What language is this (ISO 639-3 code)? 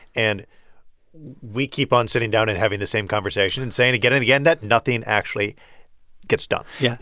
eng